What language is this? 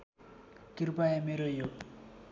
Nepali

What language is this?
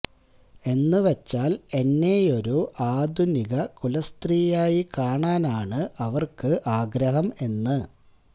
Malayalam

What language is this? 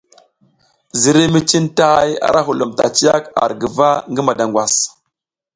South Giziga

